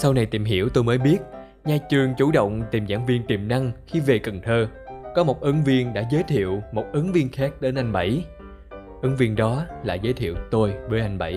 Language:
Vietnamese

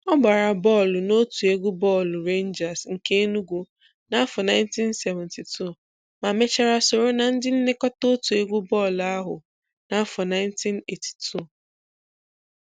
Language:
Igbo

